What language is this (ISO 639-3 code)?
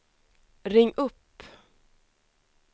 swe